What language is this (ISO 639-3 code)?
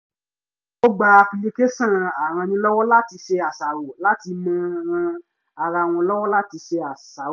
yor